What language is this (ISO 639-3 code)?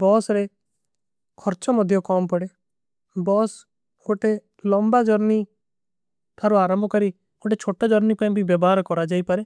uki